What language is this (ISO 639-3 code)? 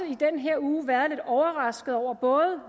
dan